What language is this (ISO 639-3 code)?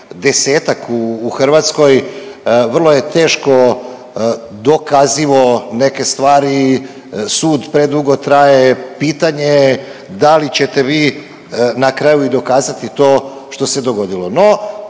hrv